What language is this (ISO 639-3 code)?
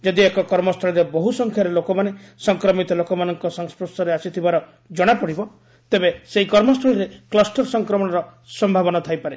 ori